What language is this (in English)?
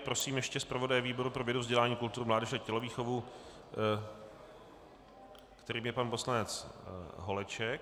Czech